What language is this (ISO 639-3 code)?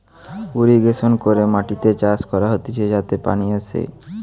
ben